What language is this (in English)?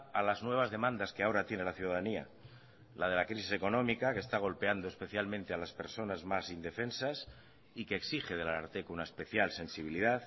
Spanish